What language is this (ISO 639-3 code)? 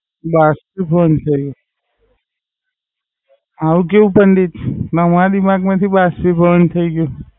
guj